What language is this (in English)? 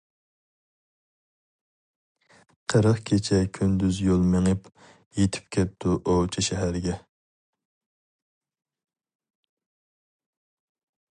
Uyghur